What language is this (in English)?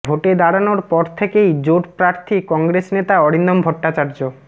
Bangla